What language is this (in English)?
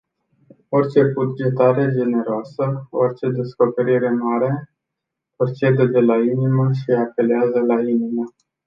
Romanian